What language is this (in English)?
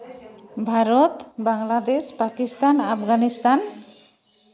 Santali